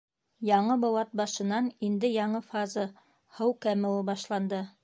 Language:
Bashkir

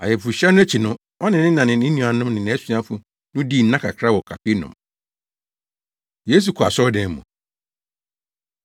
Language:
Akan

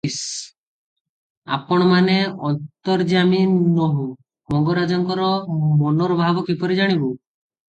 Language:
Odia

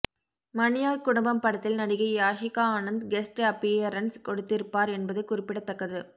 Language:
Tamil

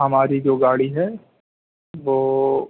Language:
Urdu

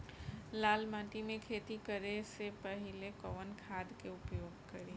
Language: Bhojpuri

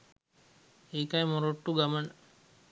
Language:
Sinhala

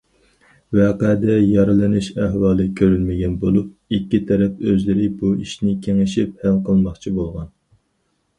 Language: Uyghur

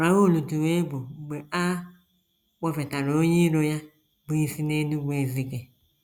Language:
Igbo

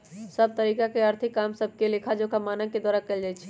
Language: Magahi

